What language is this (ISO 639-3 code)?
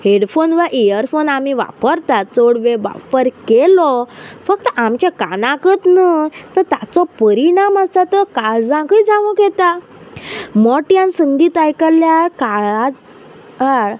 kok